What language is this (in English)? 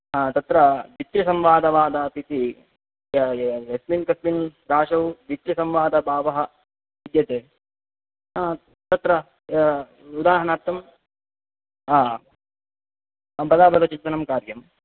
Sanskrit